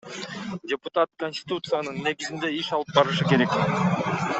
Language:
Kyrgyz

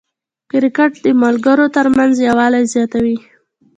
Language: Pashto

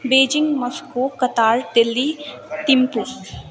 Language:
Nepali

